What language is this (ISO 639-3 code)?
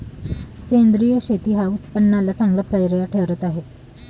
mar